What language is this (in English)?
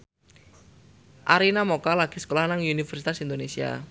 Javanese